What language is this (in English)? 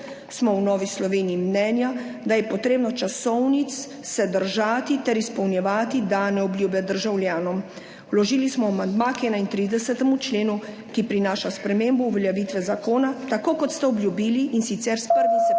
Slovenian